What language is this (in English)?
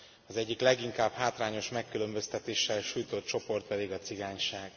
Hungarian